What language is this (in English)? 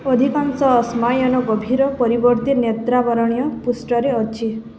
Odia